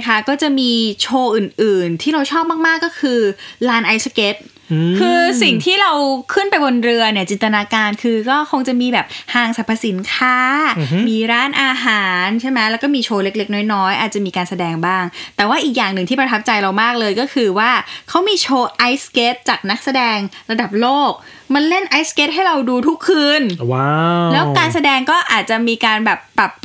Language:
Thai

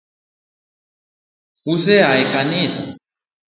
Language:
Luo (Kenya and Tanzania)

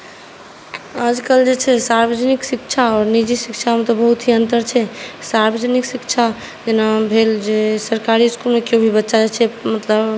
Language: Maithili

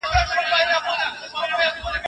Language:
Pashto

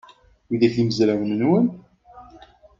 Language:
Kabyle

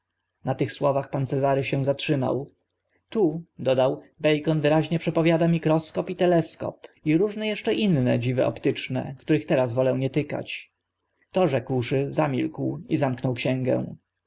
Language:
Polish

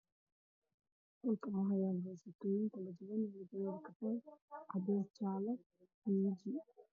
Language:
Somali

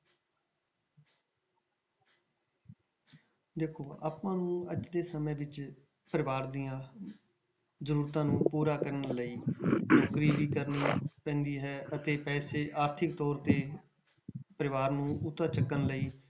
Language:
Punjabi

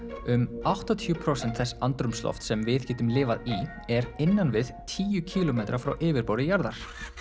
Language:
Icelandic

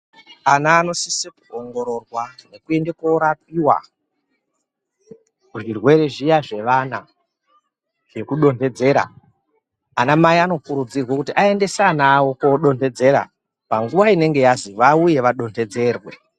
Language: Ndau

